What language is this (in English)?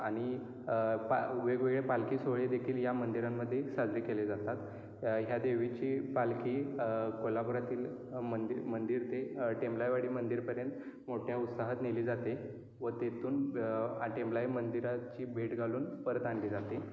Marathi